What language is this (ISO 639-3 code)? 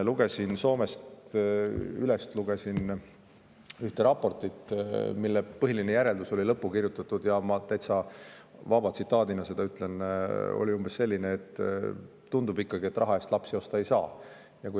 est